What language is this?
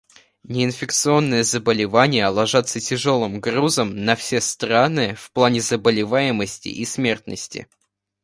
Russian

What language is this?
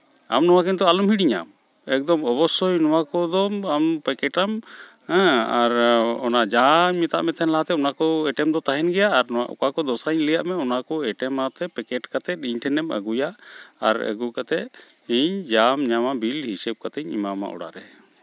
Santali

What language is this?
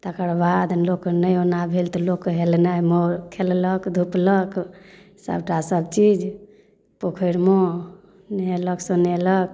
Maithili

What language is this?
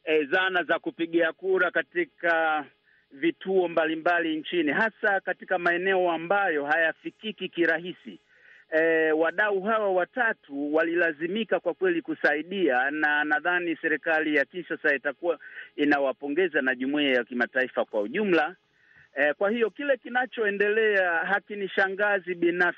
Swahili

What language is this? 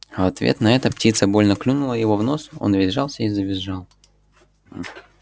Russian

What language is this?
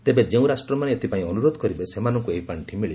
Odia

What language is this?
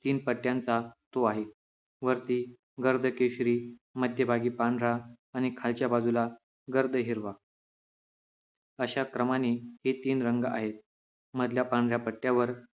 Marathi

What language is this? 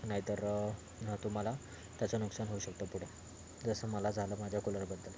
Marathi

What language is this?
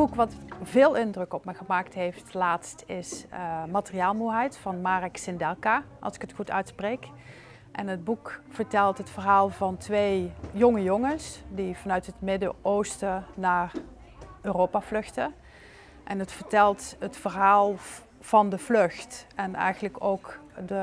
Dutch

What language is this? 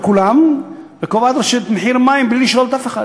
Hebrew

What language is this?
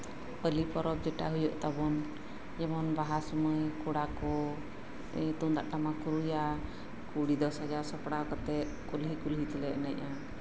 Santali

